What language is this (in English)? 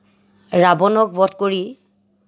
Assamese